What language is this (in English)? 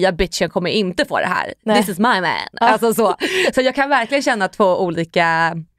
Swedish